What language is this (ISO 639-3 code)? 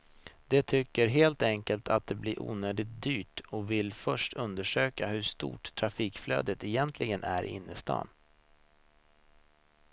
swe